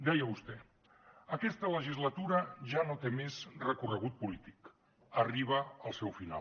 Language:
Catalan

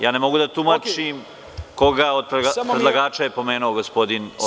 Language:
Serbian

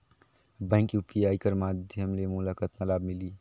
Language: Chhattisgarhi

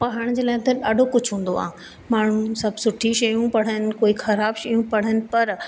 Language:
Sindhi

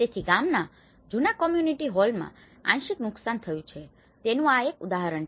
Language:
Gujarati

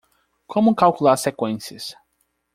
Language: Portuguese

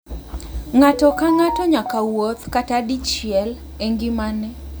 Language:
Luo (Kenya and Tanzania)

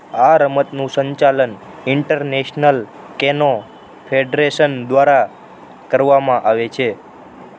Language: Gujarati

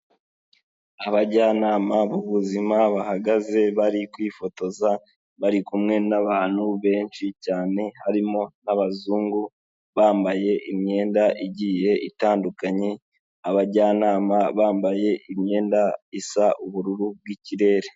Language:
Kinyarwanda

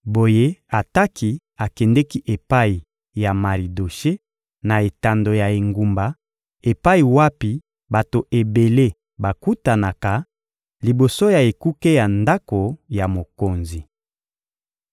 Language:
Lingala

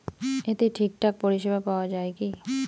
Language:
Bangla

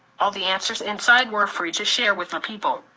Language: English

